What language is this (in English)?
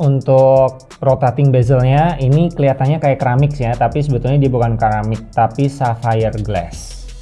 Indonesian